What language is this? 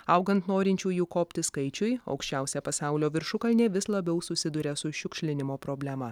Lithuanian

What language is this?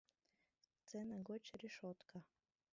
Mari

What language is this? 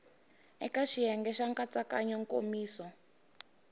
Tsonga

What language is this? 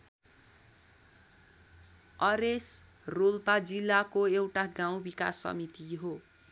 Nepali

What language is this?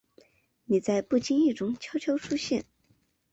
Chinese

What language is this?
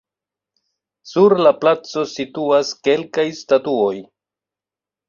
Esperanto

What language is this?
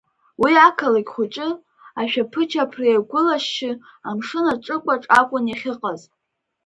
Abkhazian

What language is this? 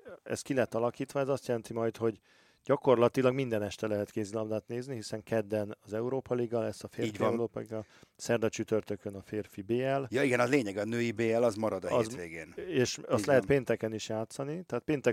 Hungarian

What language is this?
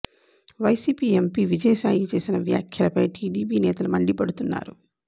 Telugu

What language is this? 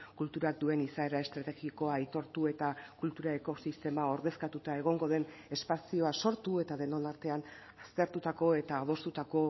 Basque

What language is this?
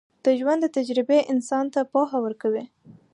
Pashto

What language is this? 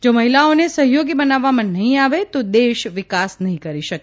Gujarati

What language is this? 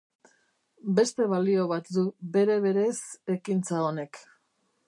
Basque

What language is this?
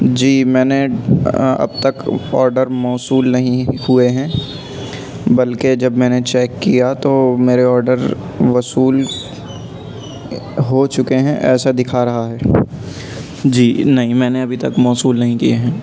Urdu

